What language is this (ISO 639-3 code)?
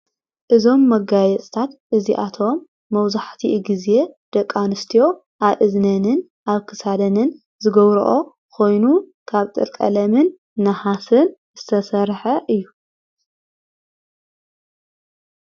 tir